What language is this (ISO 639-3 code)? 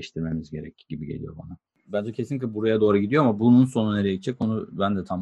tur